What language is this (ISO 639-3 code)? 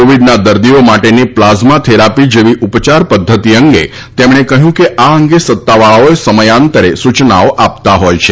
guj